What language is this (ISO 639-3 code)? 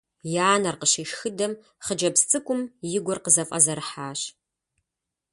kbd